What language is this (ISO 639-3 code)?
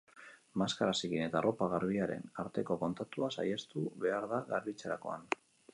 eus